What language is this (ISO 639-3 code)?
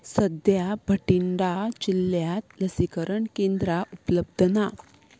kok